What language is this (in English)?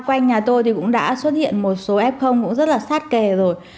Vietnamese